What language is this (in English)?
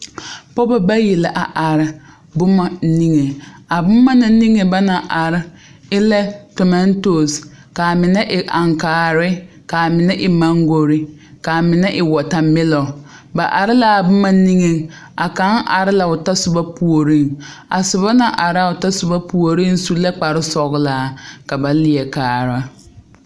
Southern Dagaare